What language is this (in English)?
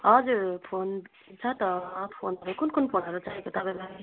Nepali